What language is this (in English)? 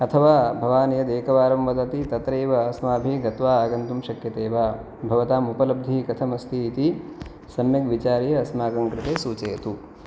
Sanskrit